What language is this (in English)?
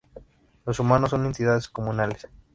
Spanish